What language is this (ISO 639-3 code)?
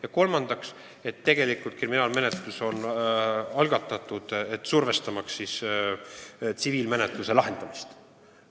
est